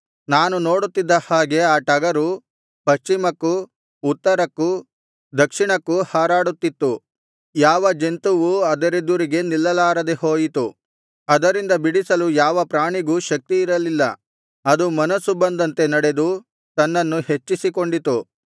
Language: Kannada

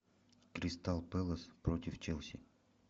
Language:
Russian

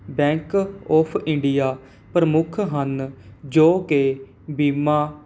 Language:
Punjabi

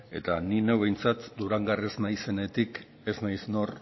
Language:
Basque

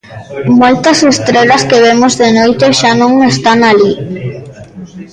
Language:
Galician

